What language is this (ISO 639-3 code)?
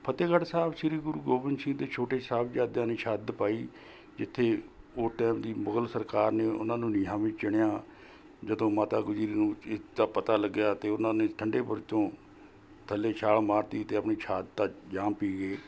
pan